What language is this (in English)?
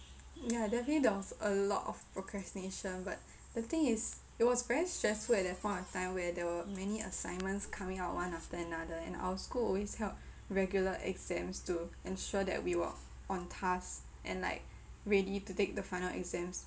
English